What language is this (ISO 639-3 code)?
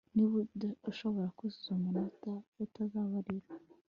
kin